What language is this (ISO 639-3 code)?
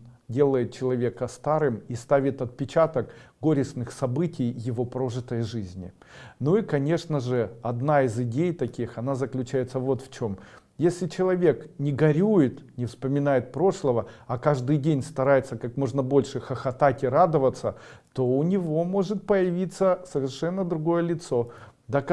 rus